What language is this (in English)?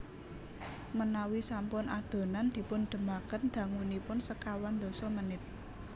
Javanese